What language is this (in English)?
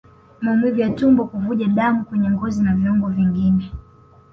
Swahili